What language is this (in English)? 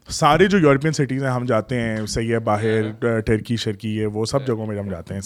Urdu